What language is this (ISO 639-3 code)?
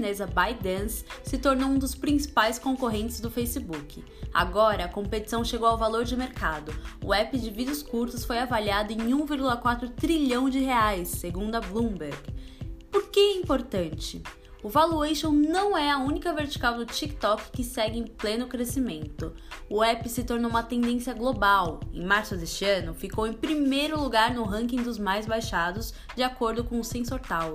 por